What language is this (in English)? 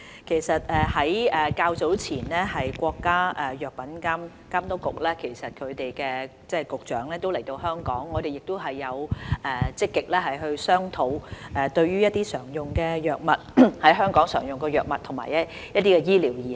Cantonese